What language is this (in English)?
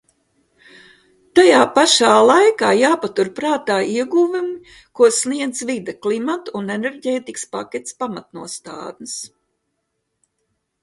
Latvian